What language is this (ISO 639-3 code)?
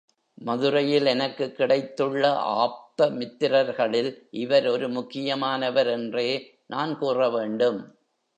tam